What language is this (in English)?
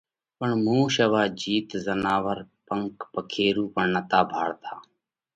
Parkari Koli